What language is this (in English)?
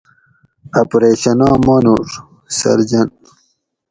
Gawri